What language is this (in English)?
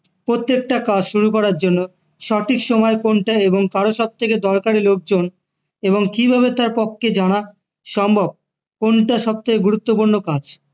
Bangla